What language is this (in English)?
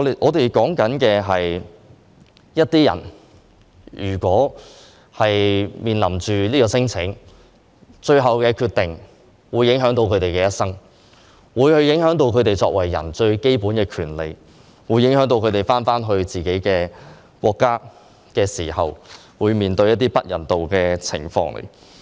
Cantonese